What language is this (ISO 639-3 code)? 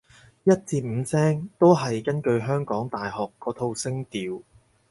yue